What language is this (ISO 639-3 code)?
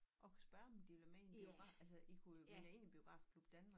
dan